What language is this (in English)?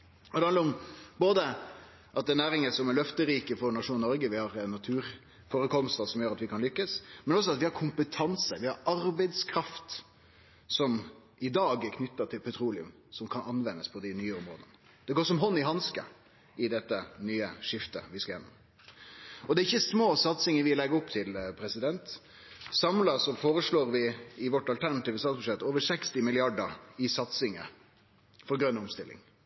Norwegian Nynorsk